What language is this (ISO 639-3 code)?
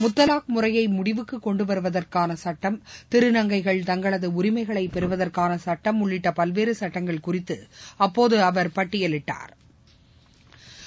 tam